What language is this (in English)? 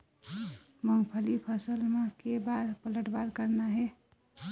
Chhattisgarhi